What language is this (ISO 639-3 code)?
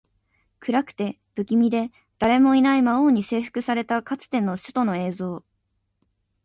jpn